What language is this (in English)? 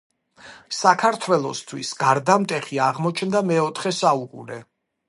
Georgian